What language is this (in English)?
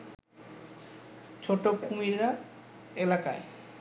Bangla